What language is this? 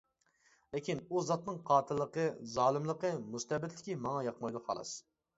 Uyghur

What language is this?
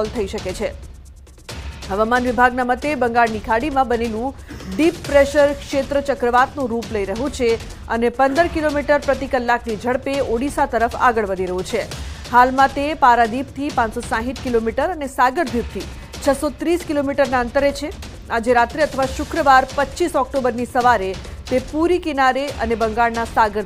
Hindi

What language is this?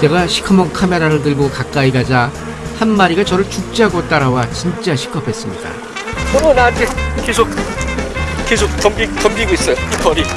Korean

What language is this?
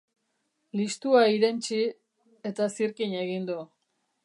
Basque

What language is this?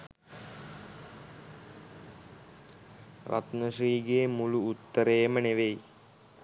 Sinhala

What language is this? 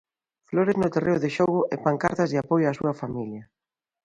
Galician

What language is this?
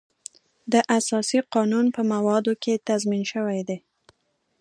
Pashto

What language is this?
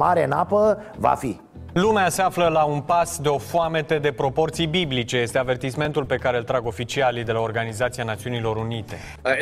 Romanian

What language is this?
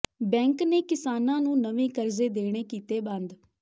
Punjabi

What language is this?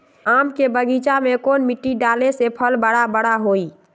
Magahi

